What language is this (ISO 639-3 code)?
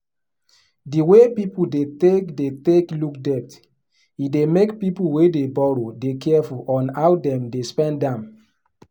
pcm